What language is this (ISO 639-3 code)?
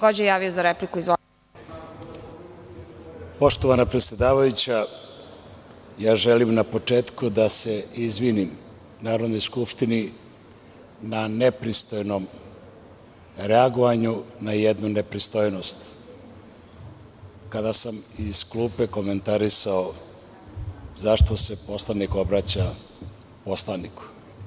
srp